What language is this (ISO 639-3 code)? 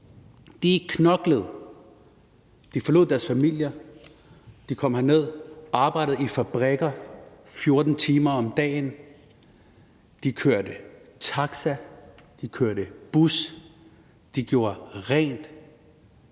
dan